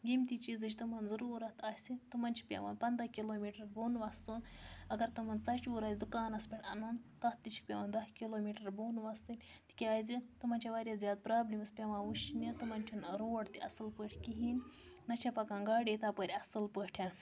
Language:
Kashmiri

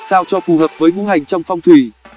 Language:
Vietnamese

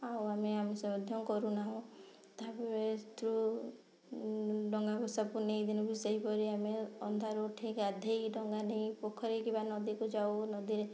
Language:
Odia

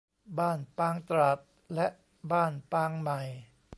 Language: Thai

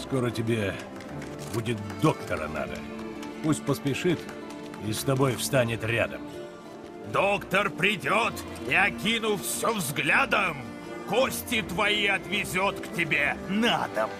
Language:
Russian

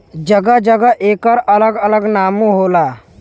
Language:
Bhojpuri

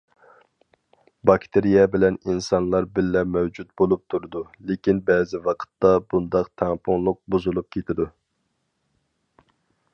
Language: Uyghur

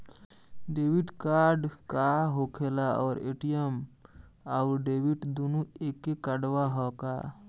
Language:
Bhojpuri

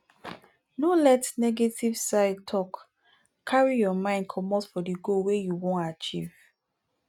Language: Nigerian Pidgin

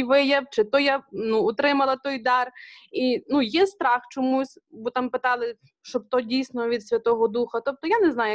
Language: Ukrainian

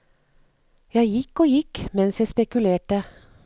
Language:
Norwegian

